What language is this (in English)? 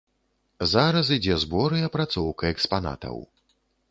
Belarusian